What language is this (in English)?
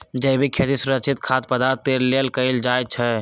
Magahi